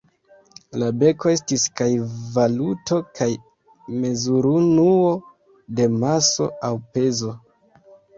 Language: Esperanto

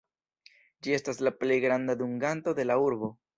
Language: Esperanto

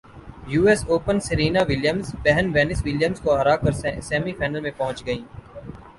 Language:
Urdu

